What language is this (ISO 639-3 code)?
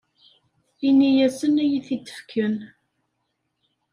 kab